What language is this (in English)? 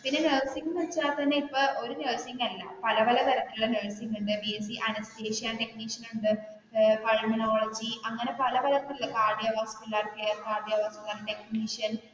Malayalam